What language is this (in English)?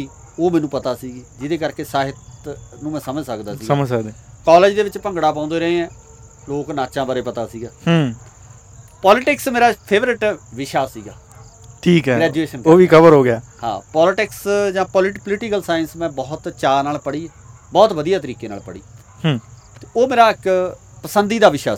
Punjabi